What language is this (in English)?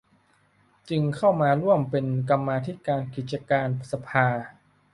Thai